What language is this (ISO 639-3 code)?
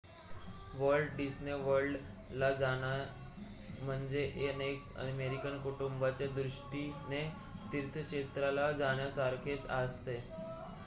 mar